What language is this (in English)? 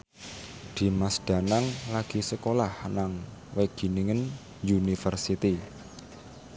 Javanese